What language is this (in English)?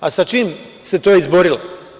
Serbian